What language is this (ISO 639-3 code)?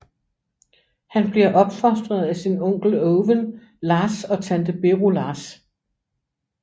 dan